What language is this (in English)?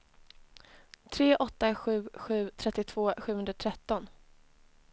Swedish